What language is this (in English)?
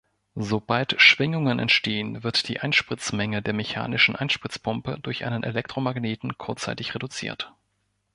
German